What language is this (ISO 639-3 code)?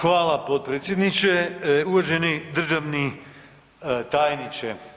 hrv